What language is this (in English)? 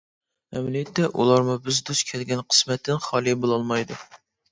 Uyghur